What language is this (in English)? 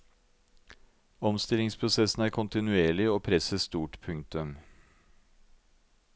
Norwegian